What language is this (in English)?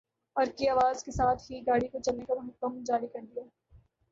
Urdu